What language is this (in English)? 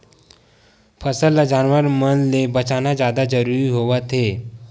Chhattisgarhi